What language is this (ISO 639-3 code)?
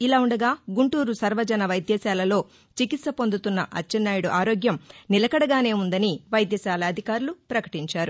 tel